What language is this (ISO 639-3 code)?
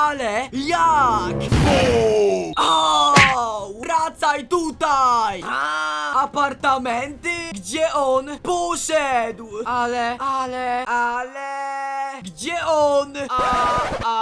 pol